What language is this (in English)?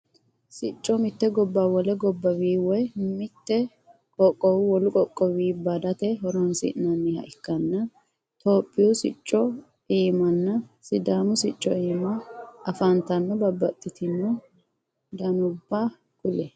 Sidamo